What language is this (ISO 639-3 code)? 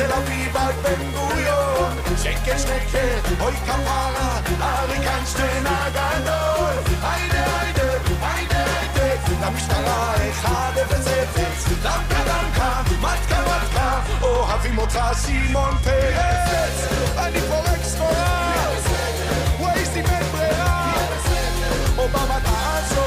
heb